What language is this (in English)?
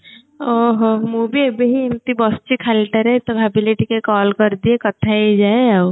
Odia